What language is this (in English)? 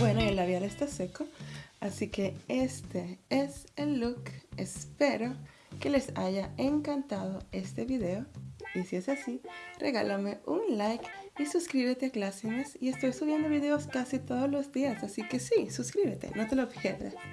Spanish